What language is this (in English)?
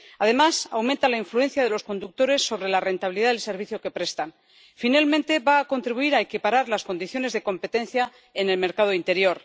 Spanish